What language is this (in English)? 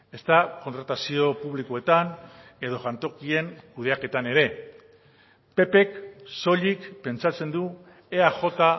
Basque